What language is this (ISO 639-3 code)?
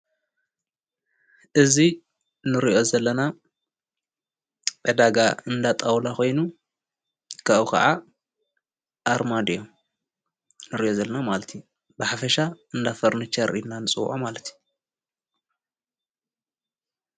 tir